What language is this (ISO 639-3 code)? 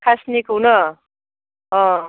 brx